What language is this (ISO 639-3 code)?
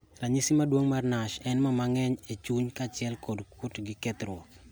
luo